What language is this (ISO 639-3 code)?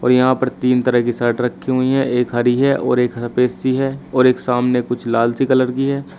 hin